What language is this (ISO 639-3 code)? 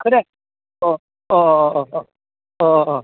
brx